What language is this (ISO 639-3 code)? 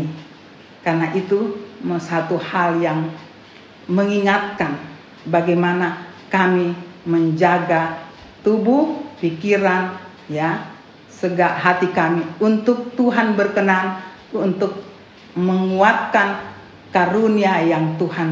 ind